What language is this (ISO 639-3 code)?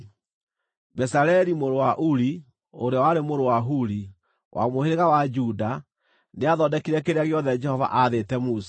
kik